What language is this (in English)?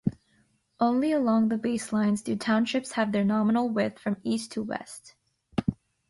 English